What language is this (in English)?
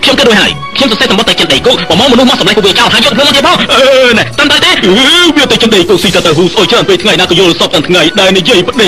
Thai